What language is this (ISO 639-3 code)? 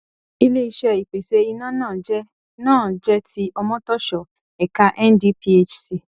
yor